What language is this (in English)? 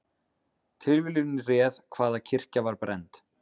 Icelandic